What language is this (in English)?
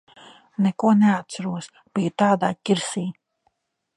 Latvian